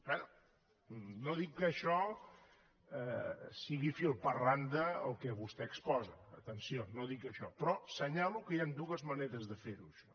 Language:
Catalan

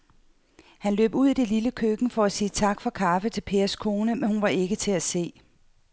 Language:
Danish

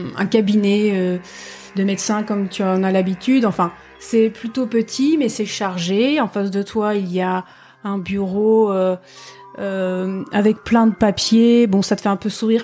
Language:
French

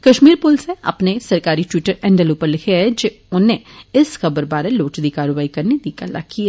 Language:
Dogri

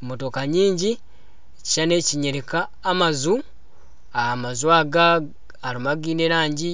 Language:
Nyankole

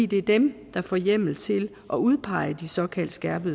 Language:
Danish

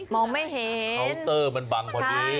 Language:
Thai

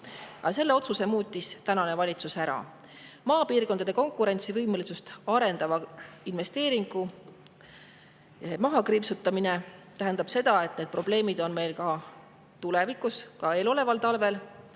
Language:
Estonian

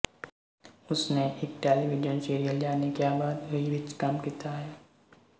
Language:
Punjabi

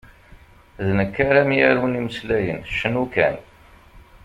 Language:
Kabyle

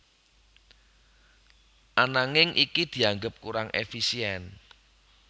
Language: Javanese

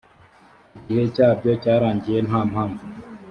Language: Kinyarwanda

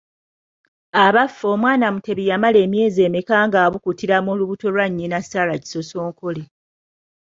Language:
Ganda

